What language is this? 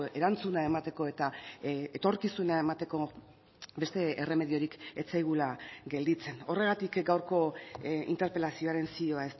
Basque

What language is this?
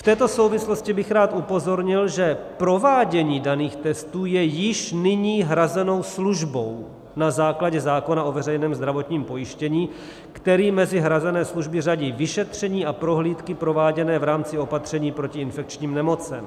Czech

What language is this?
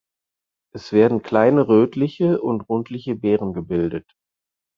German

